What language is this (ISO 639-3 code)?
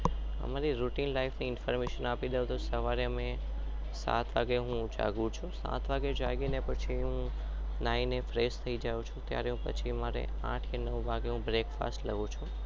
guj